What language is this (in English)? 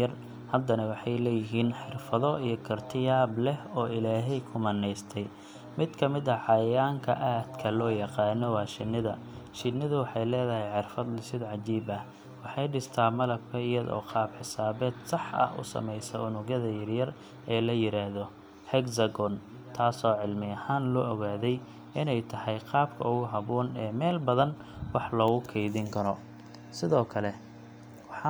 Somali